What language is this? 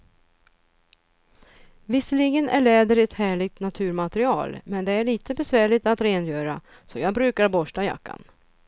Swedish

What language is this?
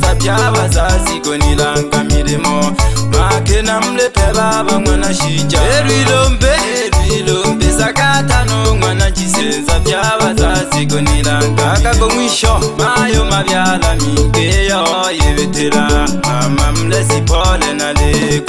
Arabic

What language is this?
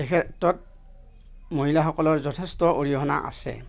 Assamese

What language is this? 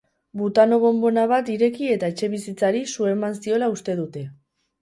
Basque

